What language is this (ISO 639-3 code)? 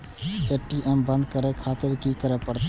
mai